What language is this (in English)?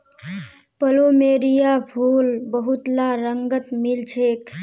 Magahi